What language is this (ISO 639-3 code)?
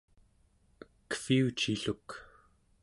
esu